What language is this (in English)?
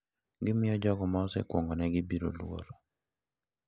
Luo (Kenya and Tanzania)